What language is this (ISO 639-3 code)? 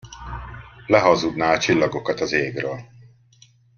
hun